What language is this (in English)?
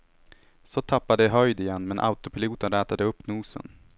Swedish